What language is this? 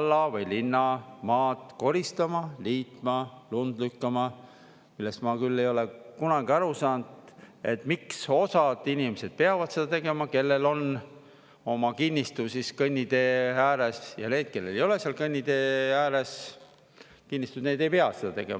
Estonian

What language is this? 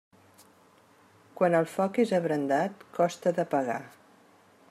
Catalan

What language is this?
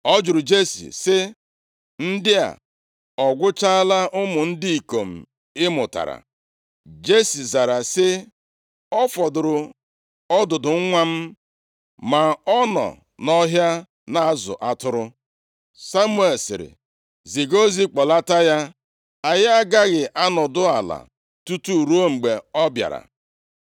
Igbo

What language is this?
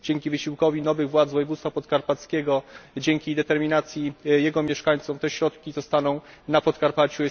Polish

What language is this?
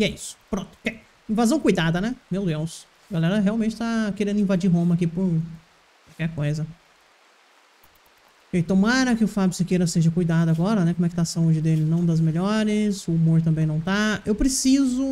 Portuguese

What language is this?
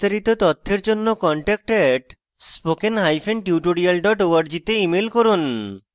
Bangla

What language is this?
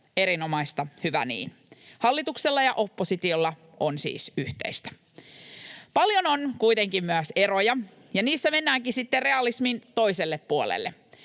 Finnish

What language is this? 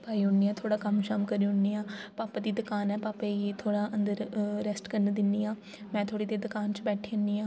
Dogri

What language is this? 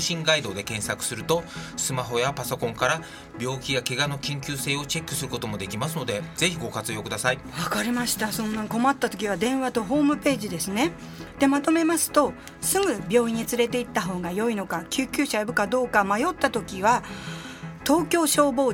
Japanese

